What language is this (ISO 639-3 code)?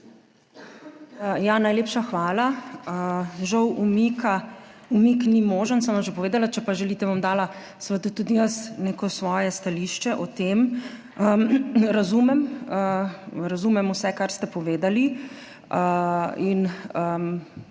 slv